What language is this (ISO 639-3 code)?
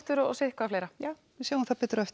isl